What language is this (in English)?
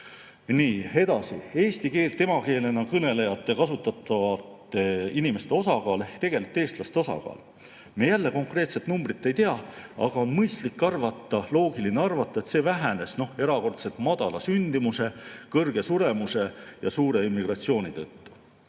Estonian